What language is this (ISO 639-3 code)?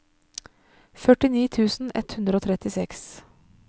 nor